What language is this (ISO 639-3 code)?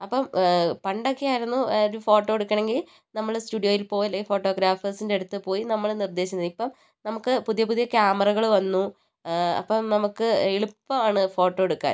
mal